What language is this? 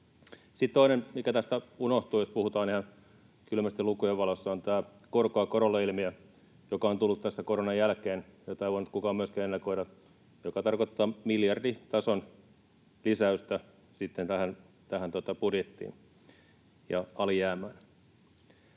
Finnish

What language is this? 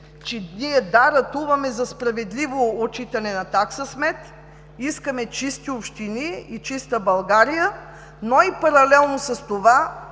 Bulgarian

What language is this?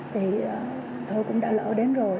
Vietnamese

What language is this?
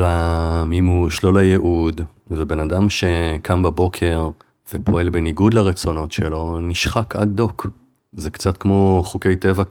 Hebrew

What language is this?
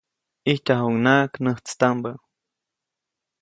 Copainalá Zoque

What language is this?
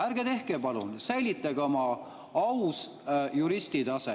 Estonian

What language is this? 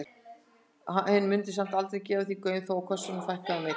Icelandic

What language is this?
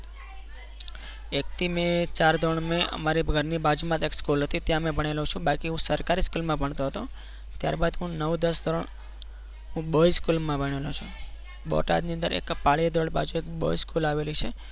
Gujarati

